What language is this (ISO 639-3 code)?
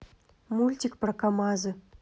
rus